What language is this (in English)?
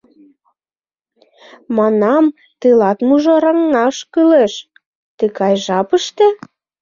Mari